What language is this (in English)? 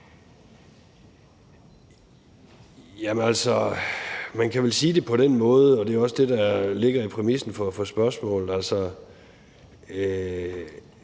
Danish